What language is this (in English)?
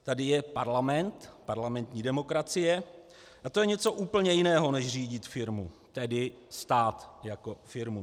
Czech